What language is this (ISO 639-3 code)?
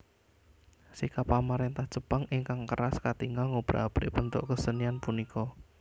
jav